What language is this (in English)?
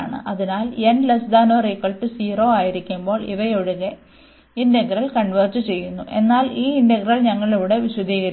Malayalam